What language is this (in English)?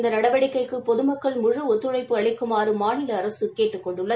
Tamil